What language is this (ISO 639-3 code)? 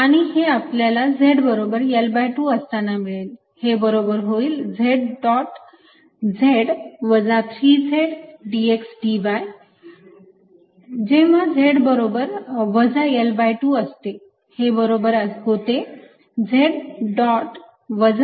mar